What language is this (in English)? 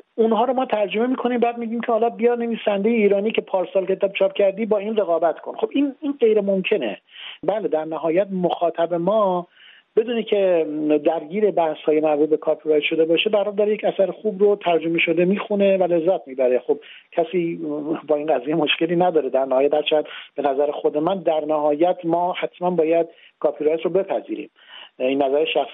Persian